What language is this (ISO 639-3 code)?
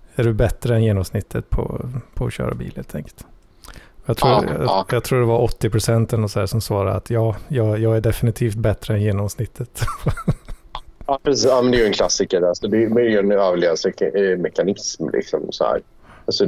swe